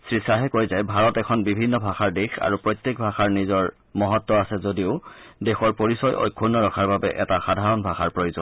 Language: Assamese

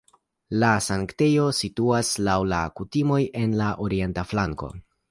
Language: Esperanto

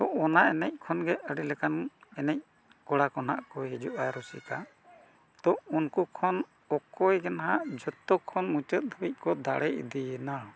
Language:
Santali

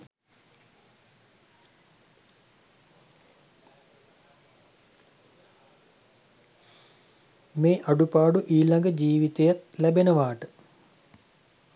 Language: Sinhala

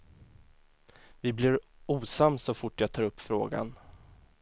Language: Swedish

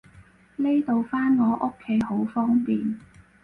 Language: Cantonese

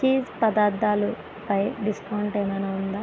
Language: Telugu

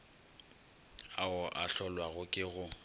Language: Northern Sotho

